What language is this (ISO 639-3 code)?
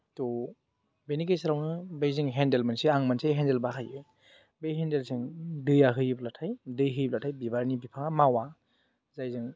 brx